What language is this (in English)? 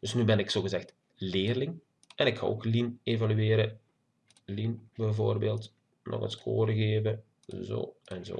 Dutch